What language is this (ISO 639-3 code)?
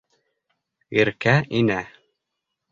bak